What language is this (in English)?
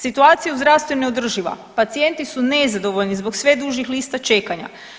Croatian